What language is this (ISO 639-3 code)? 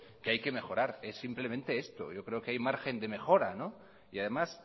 spa